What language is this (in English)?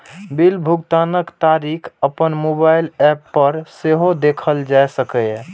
Maithili